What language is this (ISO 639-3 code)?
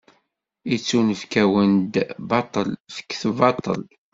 kab